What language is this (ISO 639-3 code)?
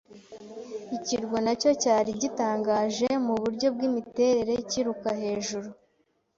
kin